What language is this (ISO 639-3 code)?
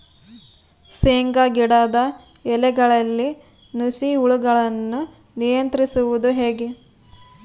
kan